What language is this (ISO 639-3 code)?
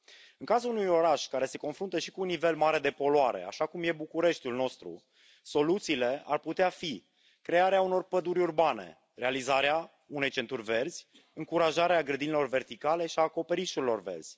ron